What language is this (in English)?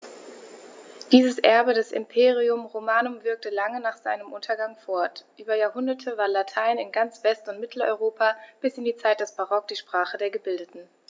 German